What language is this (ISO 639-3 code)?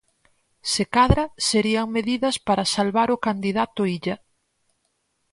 glg